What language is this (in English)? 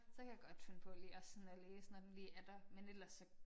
Danish